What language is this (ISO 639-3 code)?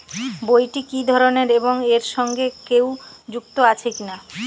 ben